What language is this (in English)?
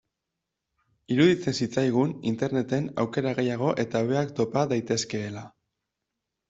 Basque